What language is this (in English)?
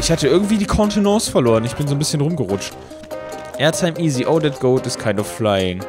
German